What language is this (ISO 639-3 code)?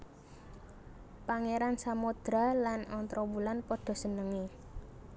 jav